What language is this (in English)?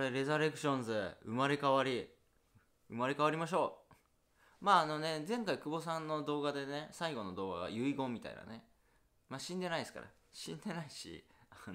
Japanese